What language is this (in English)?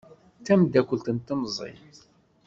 Kabyle